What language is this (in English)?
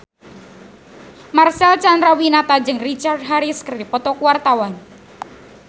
Sundanese